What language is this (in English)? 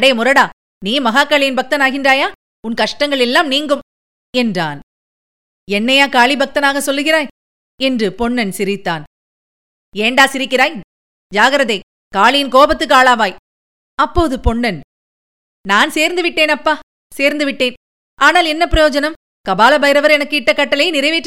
Tamil